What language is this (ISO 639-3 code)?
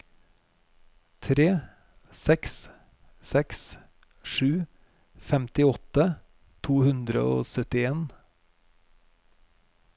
nor